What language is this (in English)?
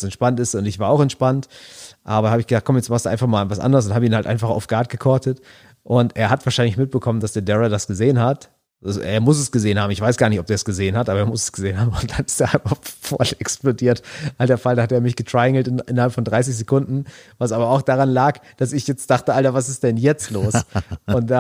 German